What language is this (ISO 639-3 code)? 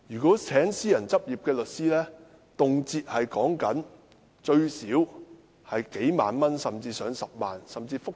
yue